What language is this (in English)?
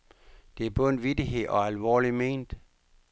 Danish